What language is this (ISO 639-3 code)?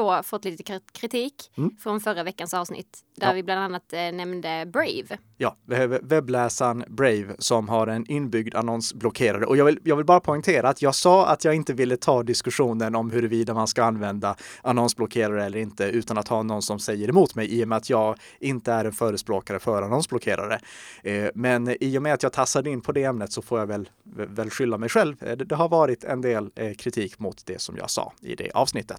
swe